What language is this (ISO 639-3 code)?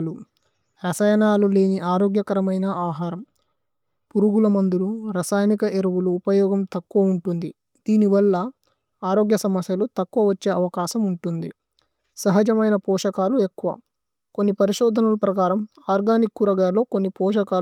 tcy